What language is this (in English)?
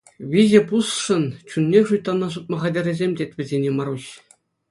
Chuvash